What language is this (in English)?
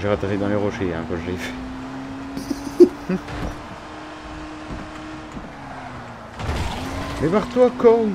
French